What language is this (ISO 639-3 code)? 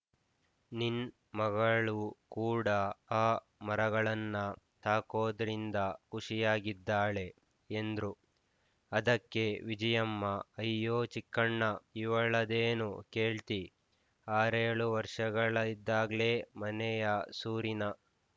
kan